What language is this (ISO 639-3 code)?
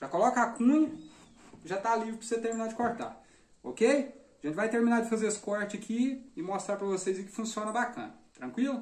por